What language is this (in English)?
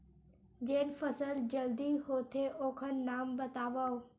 Chhattisgarhi